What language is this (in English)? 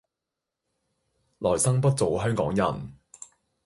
Cantonese